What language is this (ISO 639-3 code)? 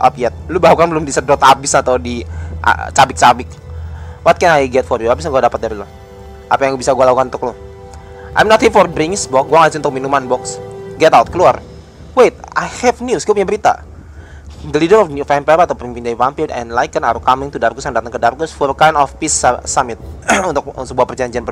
ind